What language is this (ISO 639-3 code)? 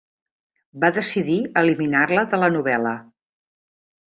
cat